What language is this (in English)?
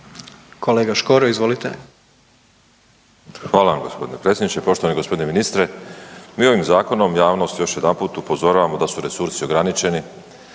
Croatian